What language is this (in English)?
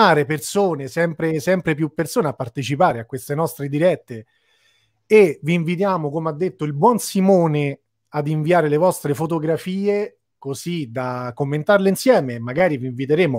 Italian